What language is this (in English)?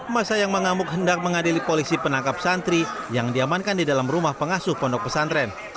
Indonesian